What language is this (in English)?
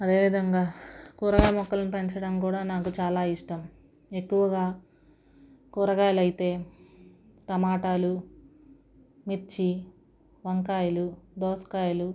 Telugu